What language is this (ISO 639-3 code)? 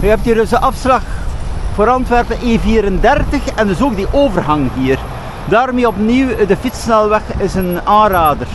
nld